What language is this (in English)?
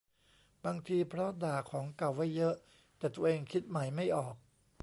Thai